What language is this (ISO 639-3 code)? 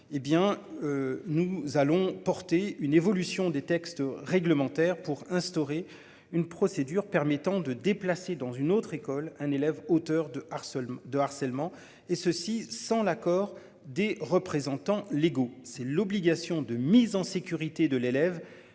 fra